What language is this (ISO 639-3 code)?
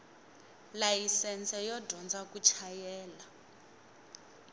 tso